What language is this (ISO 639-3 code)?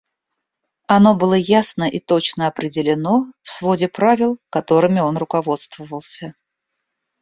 rus